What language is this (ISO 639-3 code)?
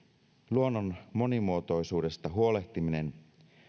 fin